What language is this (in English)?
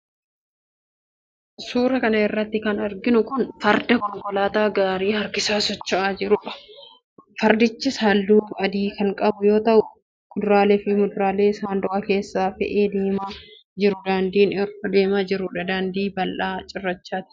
Oromo